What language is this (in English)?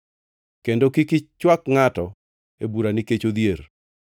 Luo (Kenya and Tanzania)